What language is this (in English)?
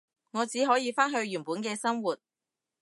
Cantonese